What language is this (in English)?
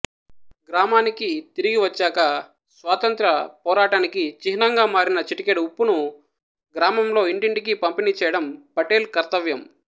Telugu